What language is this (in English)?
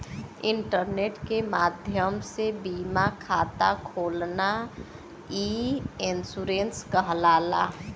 Bhojpuri